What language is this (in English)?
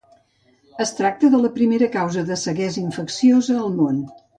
Catalan